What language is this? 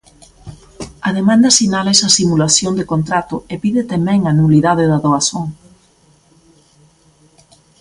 Galician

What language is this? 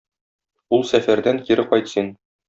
Tatar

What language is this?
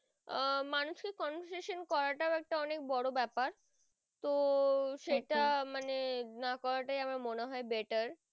Bangla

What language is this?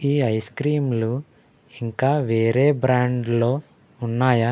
Telugu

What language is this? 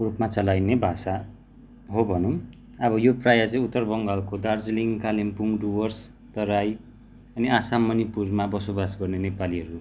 Nepali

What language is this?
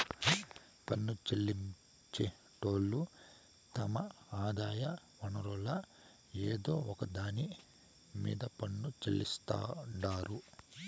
Telugu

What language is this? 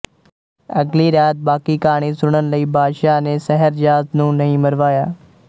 Punjabi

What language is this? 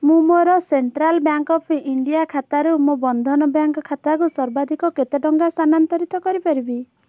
Odia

